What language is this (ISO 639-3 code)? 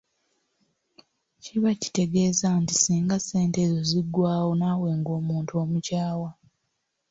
lug